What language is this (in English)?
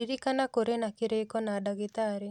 Kikuyu